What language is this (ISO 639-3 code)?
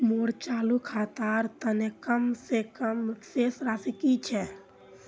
mag